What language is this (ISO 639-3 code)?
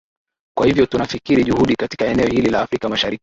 swa